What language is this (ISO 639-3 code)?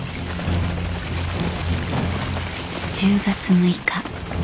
jpn